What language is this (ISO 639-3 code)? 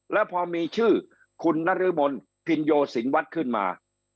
tha